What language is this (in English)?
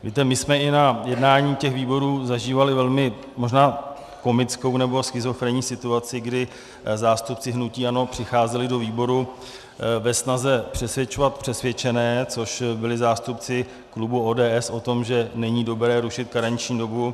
Czech